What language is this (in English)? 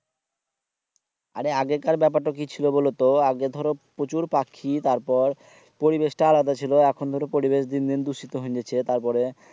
Bangla